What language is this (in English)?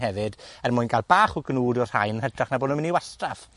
Welsh